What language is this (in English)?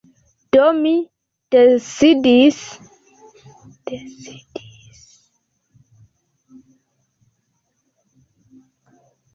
Esperanto